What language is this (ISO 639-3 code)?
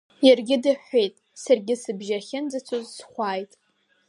abk